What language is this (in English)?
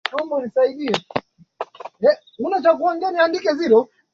Swahili